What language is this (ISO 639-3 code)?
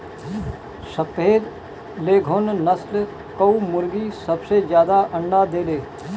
bho